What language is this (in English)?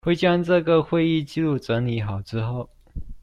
Chinese